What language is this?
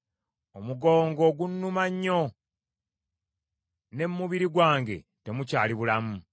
Ganda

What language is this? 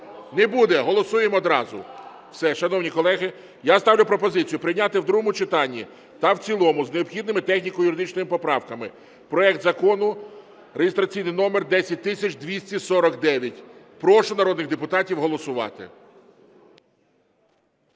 Ukrainian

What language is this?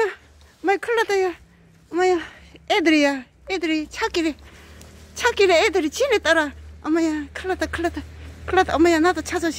Korean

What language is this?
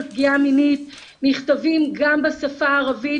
Hebrew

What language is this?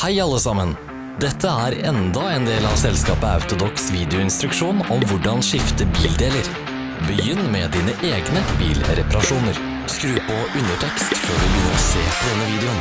Norwegian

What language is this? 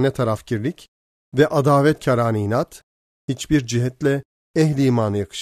Turkish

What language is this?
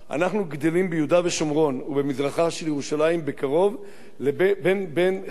Hebrew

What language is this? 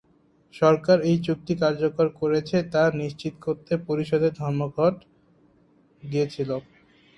Bangla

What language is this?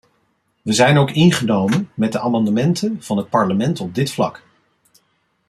Dutch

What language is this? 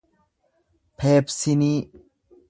Oromo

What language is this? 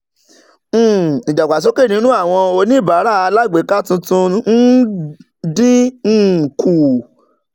Yoruba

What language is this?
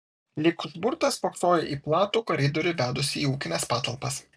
Lithuanian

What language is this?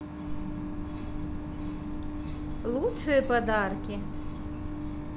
Russian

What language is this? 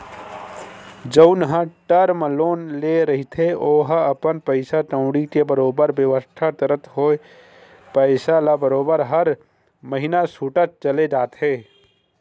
Chhattisgarhi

